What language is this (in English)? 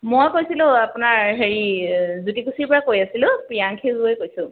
Assamese